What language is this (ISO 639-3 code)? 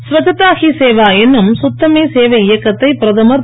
tam